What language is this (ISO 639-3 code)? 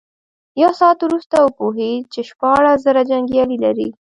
pus